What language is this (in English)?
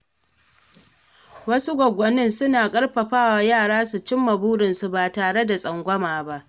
Hausa